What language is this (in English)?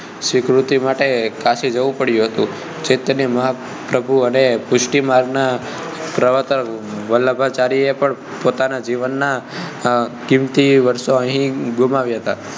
Gujarati